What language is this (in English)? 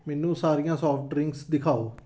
Punjabi